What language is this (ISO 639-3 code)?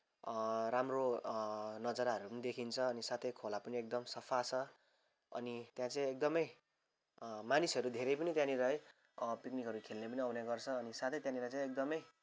nep